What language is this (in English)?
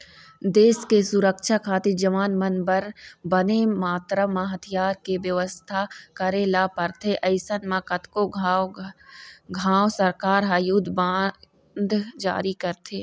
Chhattisgarhi